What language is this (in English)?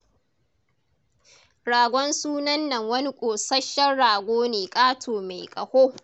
Hausa